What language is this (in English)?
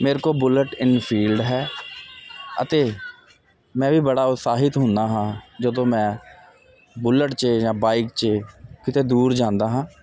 Punjabi